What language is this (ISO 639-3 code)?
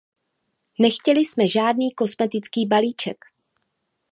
ces